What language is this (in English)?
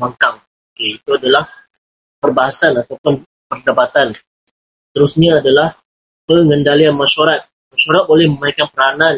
Malay